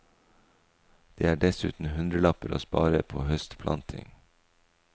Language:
Norwegian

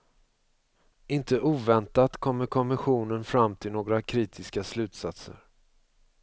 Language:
Swedish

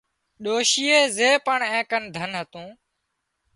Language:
Wadiyara Koli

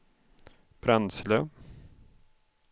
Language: Swedish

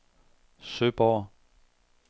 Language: Danish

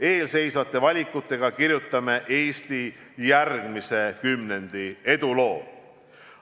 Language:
Estonian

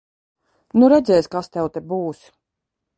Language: Latvian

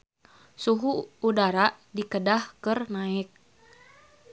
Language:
Sundanese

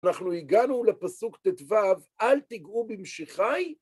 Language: Hebrew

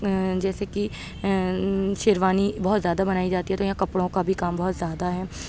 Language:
Urdu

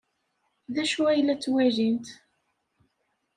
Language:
Kabyle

